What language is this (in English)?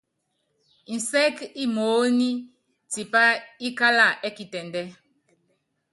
Yangben